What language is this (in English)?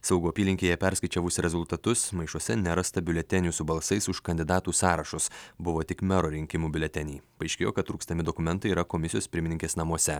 Lithuanian